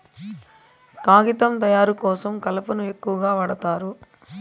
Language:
Telugu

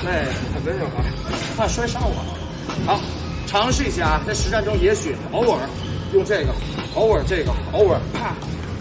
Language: Chinese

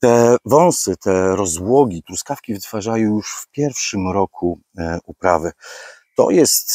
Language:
Polish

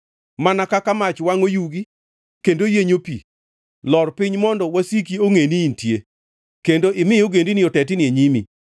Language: Luo (Kenya and Tanzania)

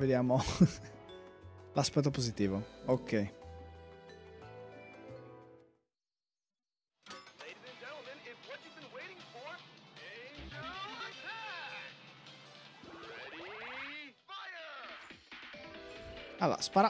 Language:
Italian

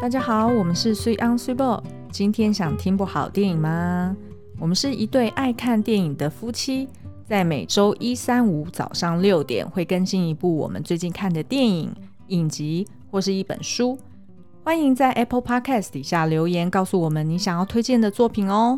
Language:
Chinese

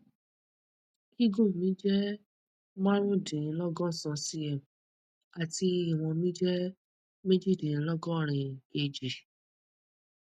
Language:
Yoruba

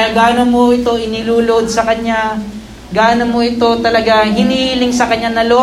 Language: Filipino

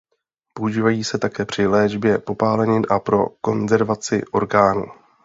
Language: Czech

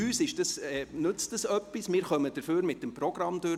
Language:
Swiss German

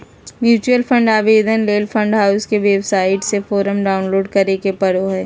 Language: Magahi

